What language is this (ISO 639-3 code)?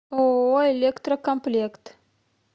rus